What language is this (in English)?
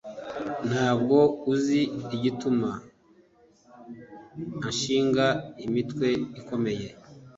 Kinyarwanda